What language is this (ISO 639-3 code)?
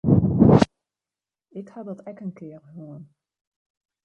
fry